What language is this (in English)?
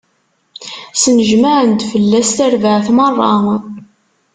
Kabyle